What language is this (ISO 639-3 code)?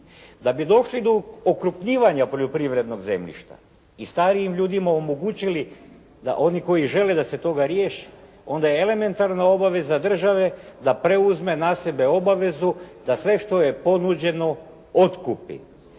hrv